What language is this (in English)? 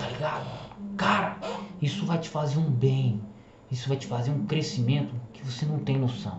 Portuguese